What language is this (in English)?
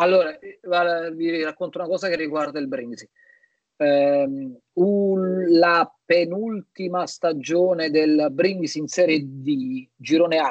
Italian